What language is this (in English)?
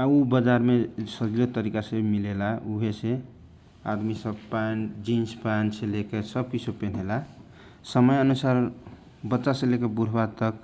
Kochila Tharu